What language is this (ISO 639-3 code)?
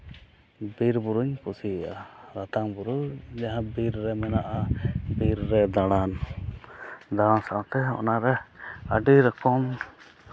sat